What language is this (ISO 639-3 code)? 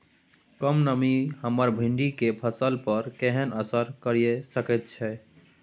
mai